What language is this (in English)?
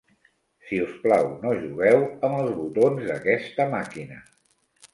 Catalan